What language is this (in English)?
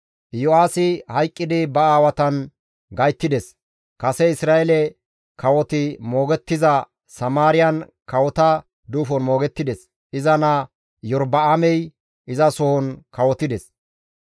Gamo